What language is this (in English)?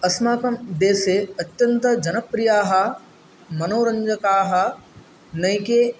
Sanskrit